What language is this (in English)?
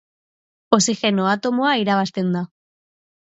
Basque